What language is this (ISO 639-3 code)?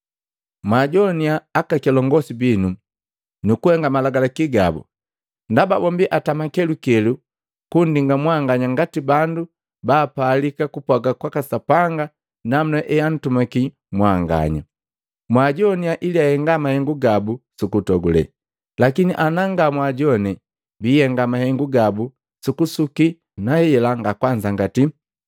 mgv